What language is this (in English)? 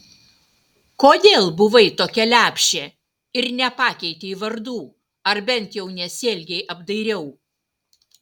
Lithuanian